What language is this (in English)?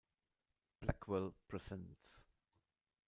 German